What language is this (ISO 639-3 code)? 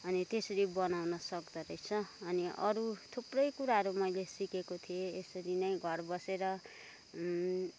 nep